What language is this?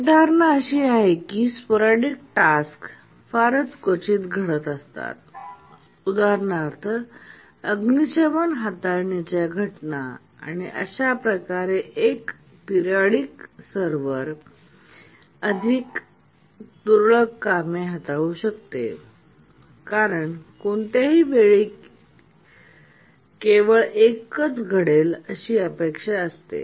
Marathi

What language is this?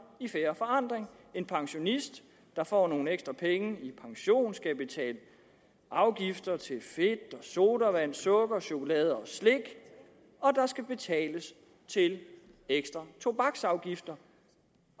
Danish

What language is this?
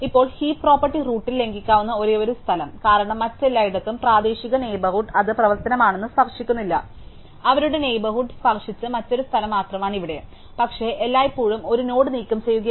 Malayalam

